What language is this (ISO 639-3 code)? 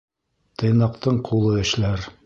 bak